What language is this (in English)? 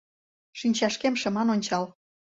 Mari